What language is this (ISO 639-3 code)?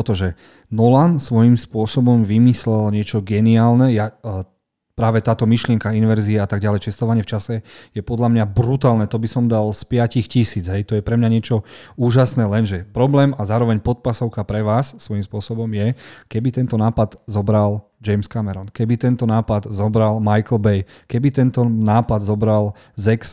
slk